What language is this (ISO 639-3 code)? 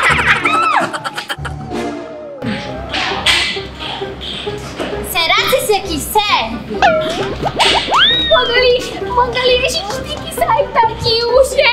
por